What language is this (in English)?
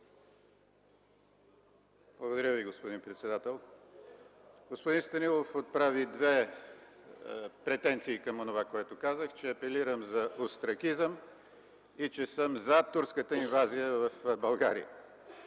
Bulgarian